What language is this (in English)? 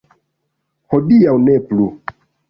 Esperanto